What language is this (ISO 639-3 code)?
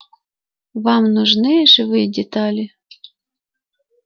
rus